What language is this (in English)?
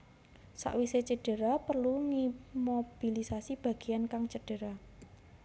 Javanese